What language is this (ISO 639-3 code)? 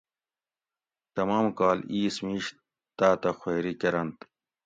gwc